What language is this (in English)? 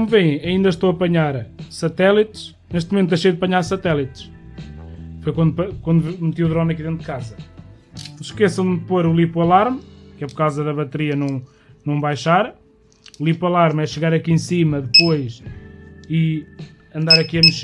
Portuguese